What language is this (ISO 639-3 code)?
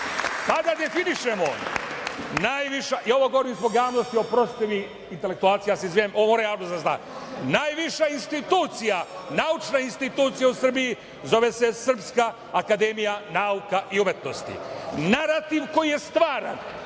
srp